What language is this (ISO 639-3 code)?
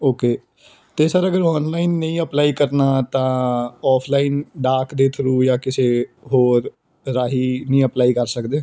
pan